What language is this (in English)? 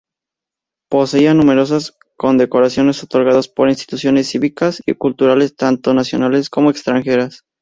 Spanish